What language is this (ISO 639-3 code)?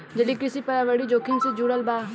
bho